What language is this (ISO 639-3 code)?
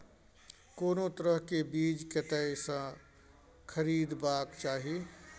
mai